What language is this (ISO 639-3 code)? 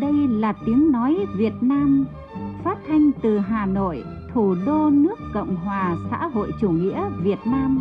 vie